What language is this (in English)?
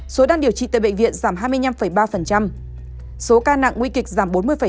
Vietnamese